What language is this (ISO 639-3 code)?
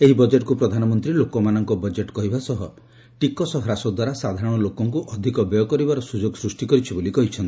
ori